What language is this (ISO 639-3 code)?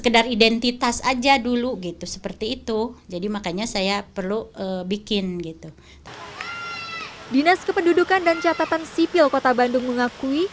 ind